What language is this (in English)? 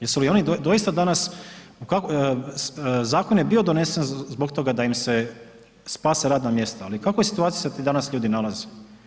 Croatian